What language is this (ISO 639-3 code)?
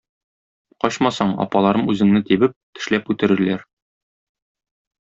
tat